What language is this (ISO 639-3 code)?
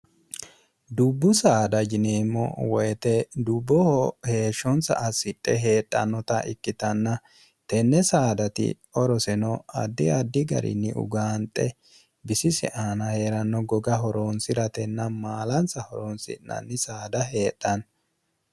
sid